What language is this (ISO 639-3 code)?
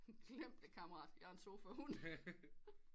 dan